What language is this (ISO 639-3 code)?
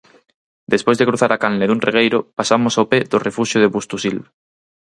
glg